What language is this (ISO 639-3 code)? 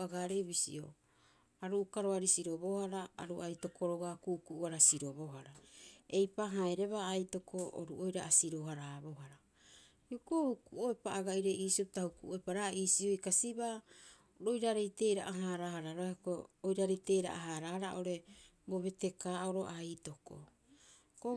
kyx